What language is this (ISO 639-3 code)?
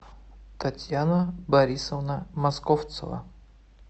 rus